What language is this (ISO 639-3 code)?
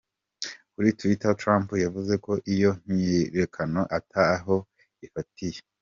kin